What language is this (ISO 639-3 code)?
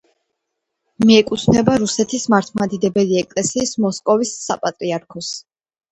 kat